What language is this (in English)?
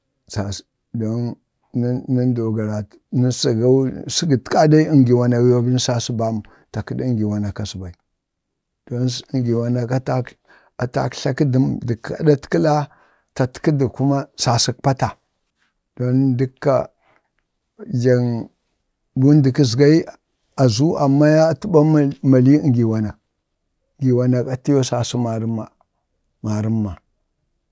Bade